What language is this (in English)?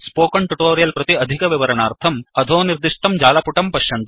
Sanskrit